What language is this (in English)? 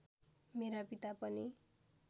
Nepali